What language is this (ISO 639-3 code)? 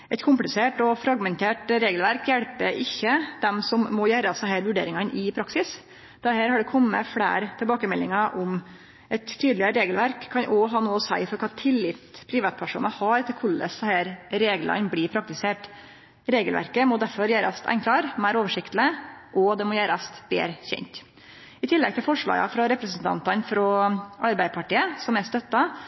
nno